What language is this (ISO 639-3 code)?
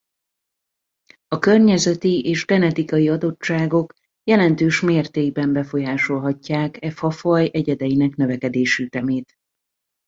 hun